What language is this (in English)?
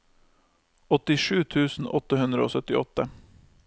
Norwegian